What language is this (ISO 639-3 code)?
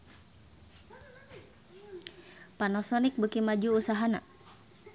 sun